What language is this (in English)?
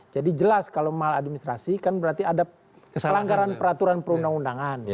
Indonesian